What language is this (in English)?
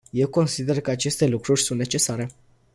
Romanian